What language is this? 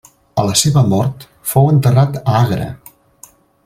Catalan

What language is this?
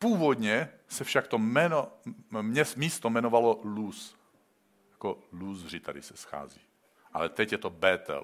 Czech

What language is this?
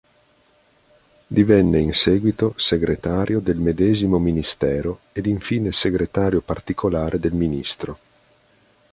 Italian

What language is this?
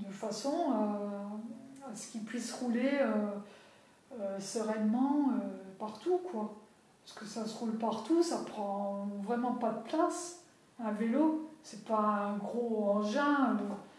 French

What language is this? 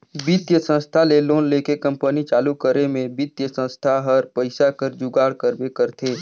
Chhattisgarhi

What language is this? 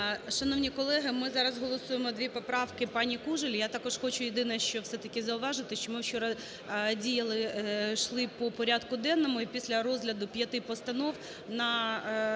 Ukrainian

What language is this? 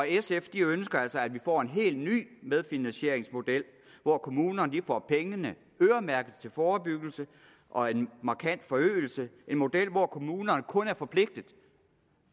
Danish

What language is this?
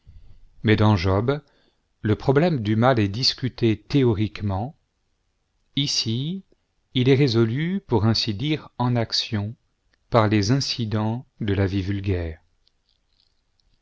French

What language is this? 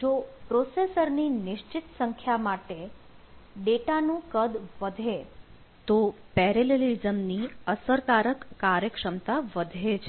Gujarati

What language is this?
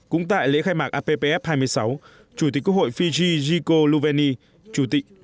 Vietnamese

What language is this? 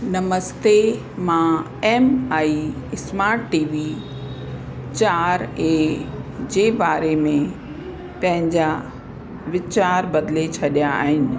Sindhi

